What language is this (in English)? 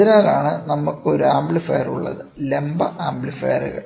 Malayalam